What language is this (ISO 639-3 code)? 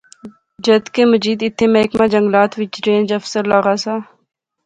phr